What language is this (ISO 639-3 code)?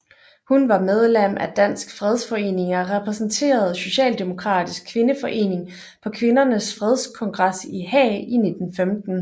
dan